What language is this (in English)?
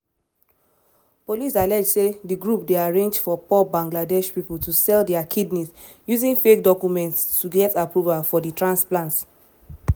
Nigerian Pidgin